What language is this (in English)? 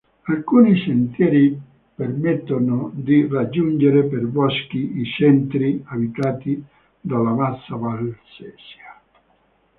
Italian